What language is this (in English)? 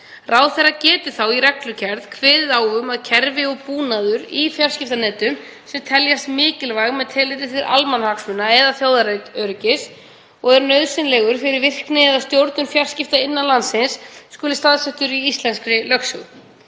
Icelandic